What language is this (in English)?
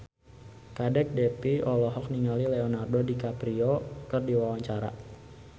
Sundanese